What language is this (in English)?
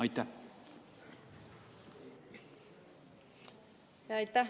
Estonian